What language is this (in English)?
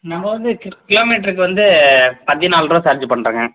Tamil